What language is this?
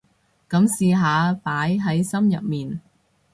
Cantonese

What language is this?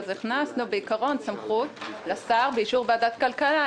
Hebrew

